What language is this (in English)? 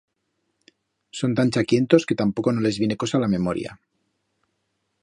Aragonese